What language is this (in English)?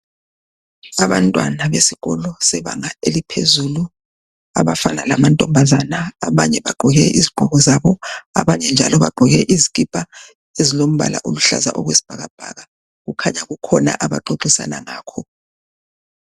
North Ndebele